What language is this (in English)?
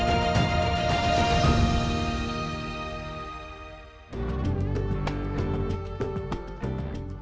Indonesian